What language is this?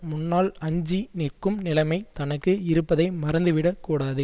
Tamil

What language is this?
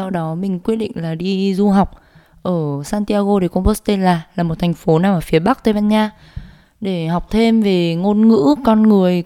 Vietnamese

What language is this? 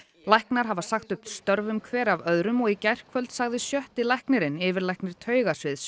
Icelandic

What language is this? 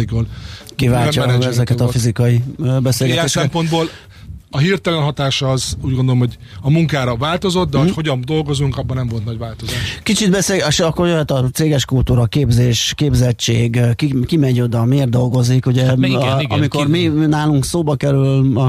Hungarian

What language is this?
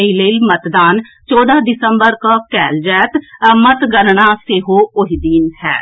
Maithili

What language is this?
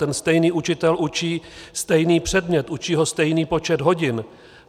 Czech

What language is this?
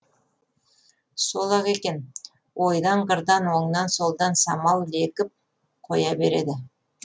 Kazakh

